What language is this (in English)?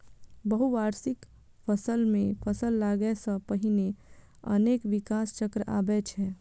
Maithili